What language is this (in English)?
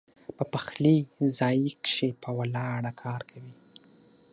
Pashto